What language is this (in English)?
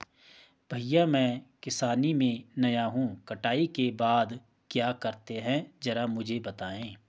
Hindi